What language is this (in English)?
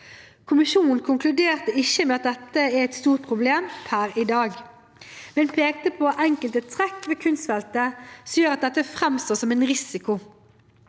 Norwegian